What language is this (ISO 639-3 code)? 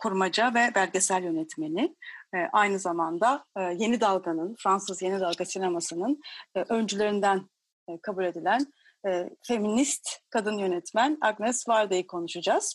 tur